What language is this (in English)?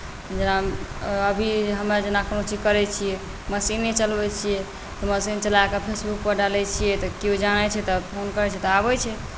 Maithili